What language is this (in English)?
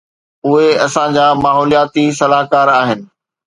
Sindhi